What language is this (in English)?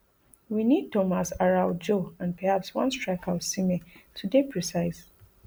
Nigerian Pidgin